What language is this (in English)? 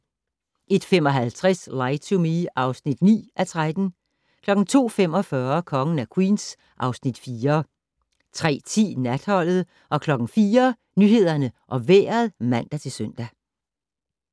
Danish